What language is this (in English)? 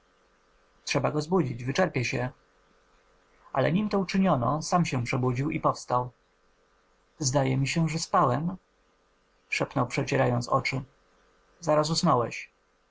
Polish